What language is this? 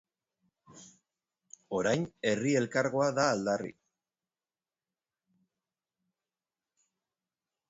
Basque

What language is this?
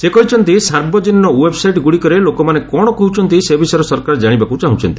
Odia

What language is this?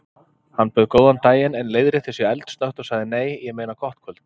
Icelandic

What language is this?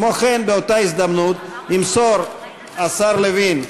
Hebrew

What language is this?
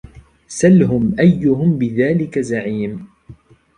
Arabic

